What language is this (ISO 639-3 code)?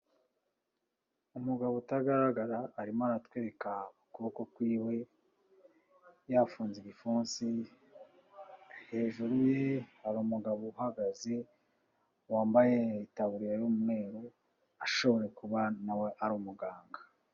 kin